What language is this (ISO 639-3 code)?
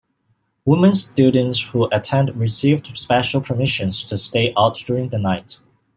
eng